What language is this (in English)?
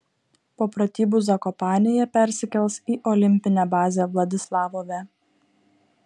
Lithuanian